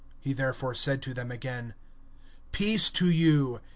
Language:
English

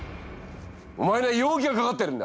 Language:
Japanese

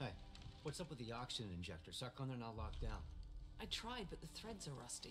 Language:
Polish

